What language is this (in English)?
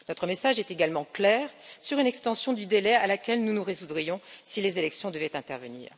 French